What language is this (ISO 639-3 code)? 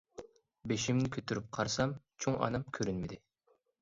uig